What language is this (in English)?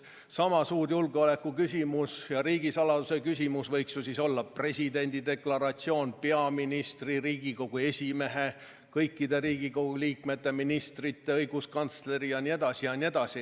Estonian